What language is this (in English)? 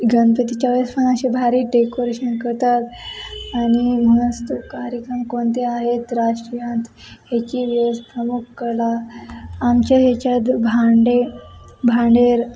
Marathi